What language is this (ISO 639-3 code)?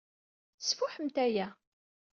kab